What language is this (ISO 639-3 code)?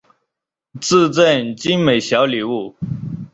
zho